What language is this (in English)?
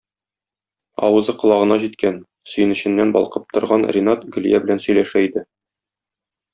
Tatar